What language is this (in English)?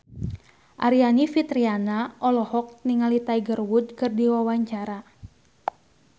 Sundanese